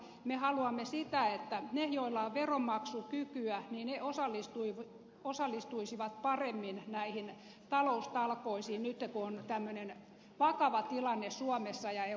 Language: Finnish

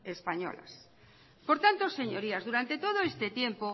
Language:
Spanish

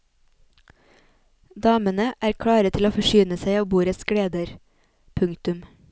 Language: Norwegian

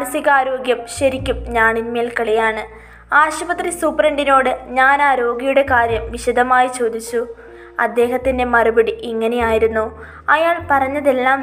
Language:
Malayalam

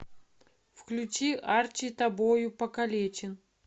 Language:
Russian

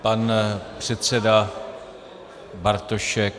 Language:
Czech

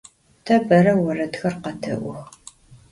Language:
Adyghe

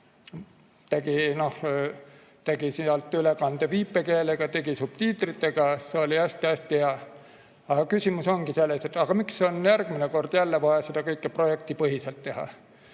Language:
Estonian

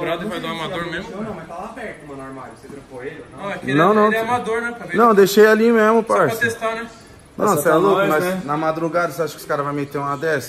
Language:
Portuguese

